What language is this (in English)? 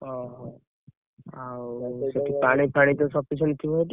Odia